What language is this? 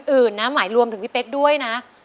Thai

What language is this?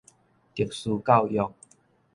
Min Nan Chinese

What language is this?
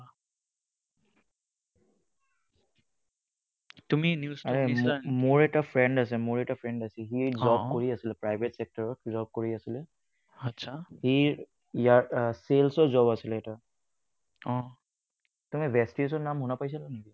Assamese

